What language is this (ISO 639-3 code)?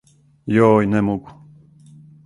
srp